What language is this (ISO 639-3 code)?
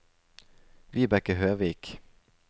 nor